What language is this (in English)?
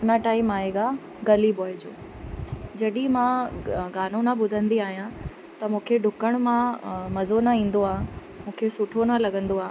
Sindhi